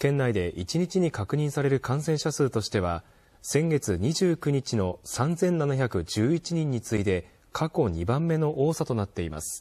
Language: Japanese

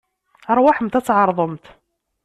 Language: Kabyle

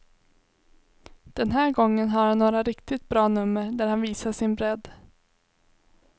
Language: Swedish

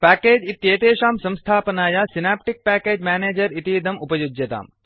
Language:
Sanskrit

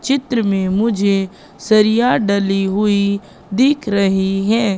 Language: Hindi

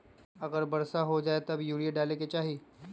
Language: Magahi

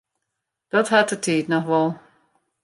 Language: Western Frisian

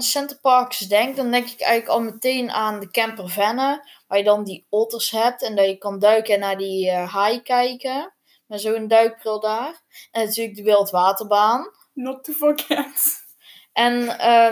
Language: Dutch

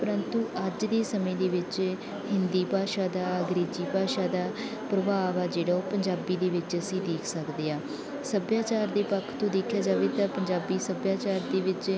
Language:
Punjabi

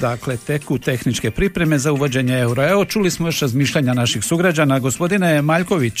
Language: Croatian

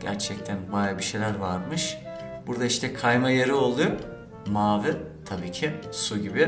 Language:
Turkish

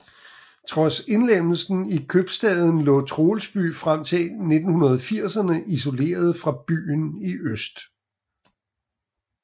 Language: Danish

